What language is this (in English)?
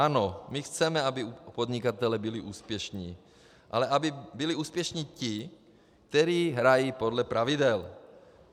Czech